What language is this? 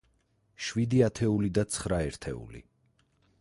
Georgian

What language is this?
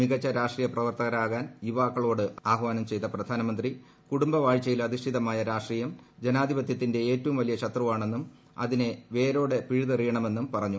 Malayalam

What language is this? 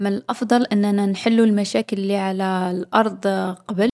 Algerian Arabic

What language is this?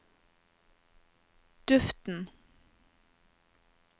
Norwegian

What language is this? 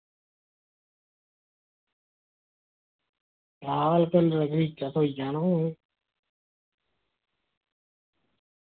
Dogri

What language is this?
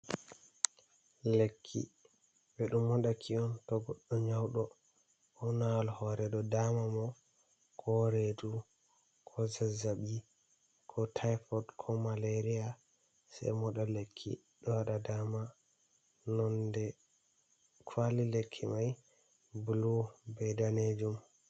Fula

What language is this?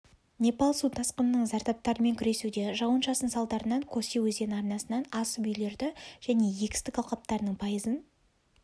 Kazakh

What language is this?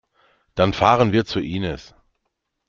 German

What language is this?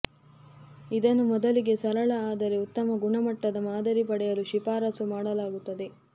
Kannada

